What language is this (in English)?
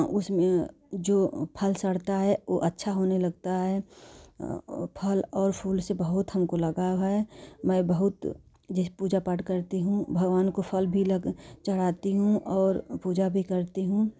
Hindi